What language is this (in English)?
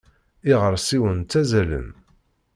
Kabyle